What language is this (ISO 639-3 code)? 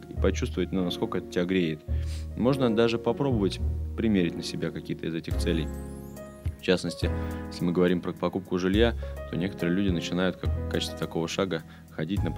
rus